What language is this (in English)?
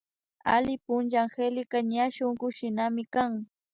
Imbabura Highland Quichua